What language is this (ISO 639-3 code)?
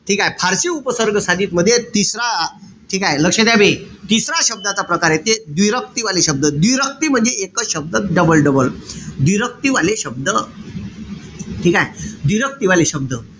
mar